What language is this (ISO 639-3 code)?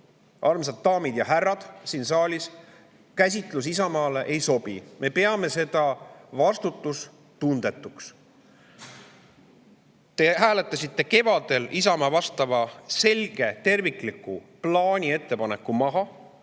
est